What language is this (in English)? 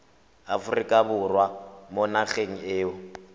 Tswana